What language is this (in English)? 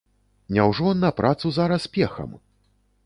Belarusian